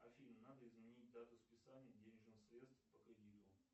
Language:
Russian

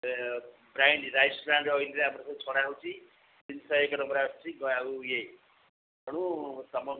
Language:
Odia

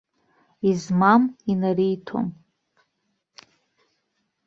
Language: Abkhazian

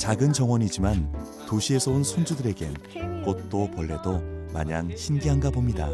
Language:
Korean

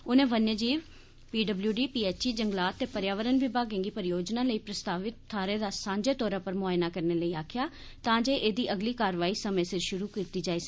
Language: Dogri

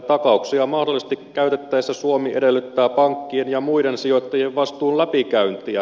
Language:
Finnish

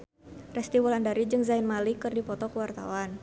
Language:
Sundanese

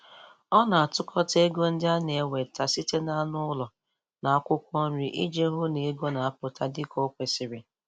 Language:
Igbo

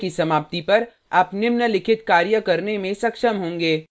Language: Hindi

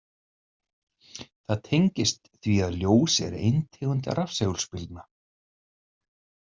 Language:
Icelandic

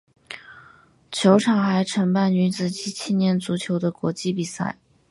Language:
Chinese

